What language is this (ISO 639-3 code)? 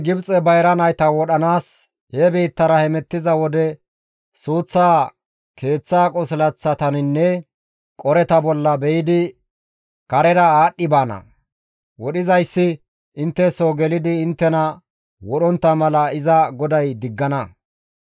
gmv